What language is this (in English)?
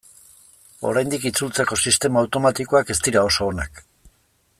Basque